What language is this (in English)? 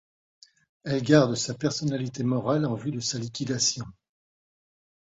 French